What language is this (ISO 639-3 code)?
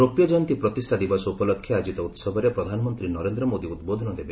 ori